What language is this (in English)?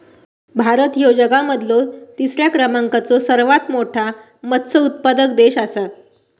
Marathi